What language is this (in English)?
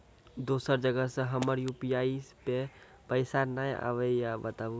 Maithili